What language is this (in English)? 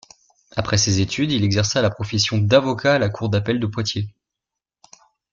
French